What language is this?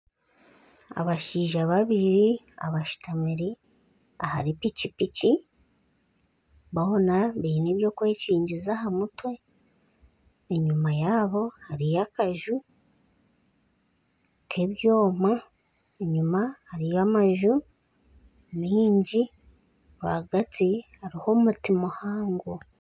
Nyankole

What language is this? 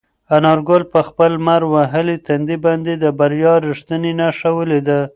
Pashto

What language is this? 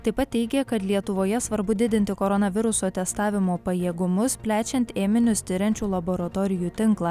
Lithuanian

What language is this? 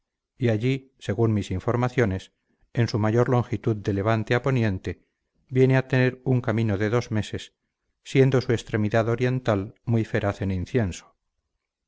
Spanish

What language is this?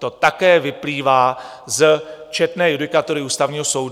Czech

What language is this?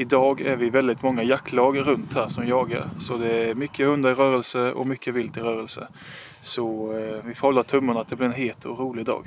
Swedish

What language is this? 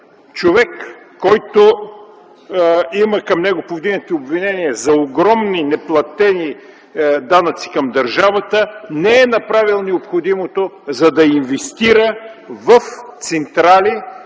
Bulgarian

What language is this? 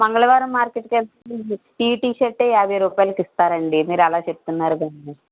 Telugu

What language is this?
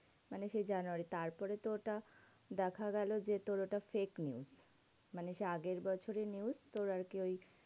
Bangla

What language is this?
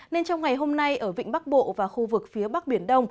Vietnamese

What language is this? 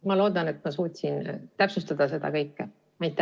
Estonian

